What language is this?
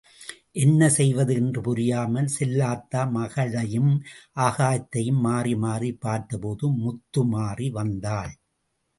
Tamil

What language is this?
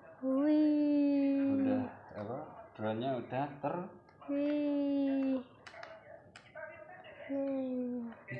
Indonesian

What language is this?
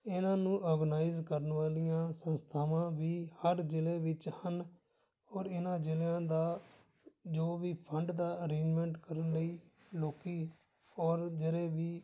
Punjabi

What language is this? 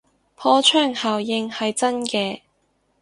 Cantonese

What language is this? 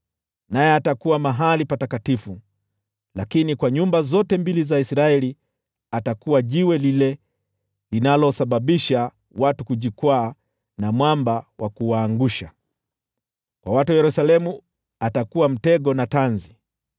Swahili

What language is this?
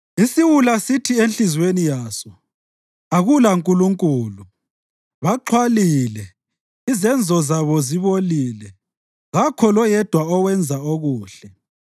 North Ndebele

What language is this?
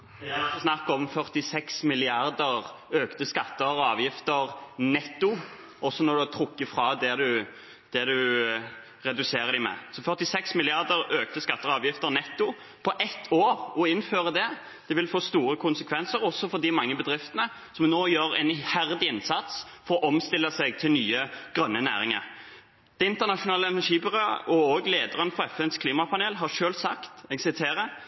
Norwegian Bokmål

